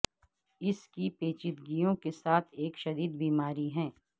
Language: Urdu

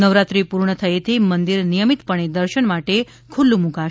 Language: Gujarati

